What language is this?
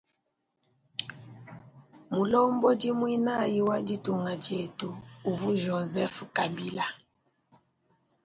Luba-Lulua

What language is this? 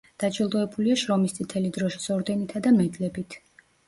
Georgian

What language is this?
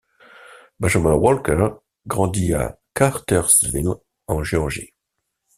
French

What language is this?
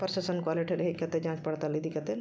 Santali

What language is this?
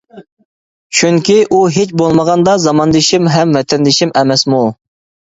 Uyghur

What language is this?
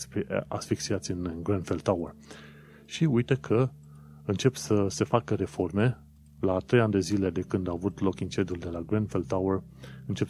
Romanian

